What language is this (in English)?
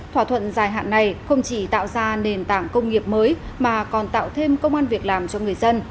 Vietnamese